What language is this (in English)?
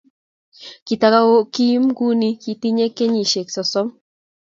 Kalenjin